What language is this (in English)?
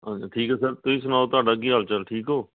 Punjabi